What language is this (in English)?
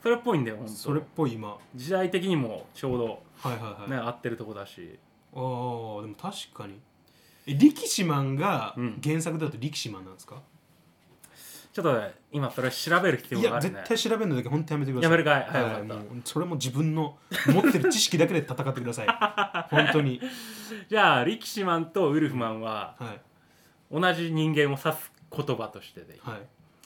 Japanese